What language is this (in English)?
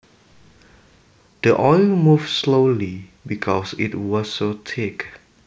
Javanese